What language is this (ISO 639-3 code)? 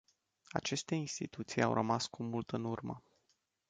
ron